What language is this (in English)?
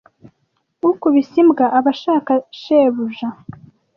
Kinyarwanda